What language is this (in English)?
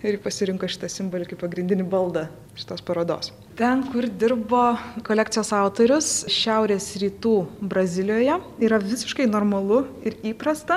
Lithuanian